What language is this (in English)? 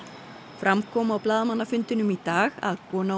Icelandic